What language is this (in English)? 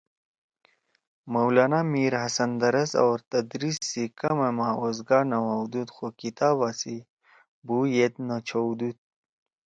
Torwali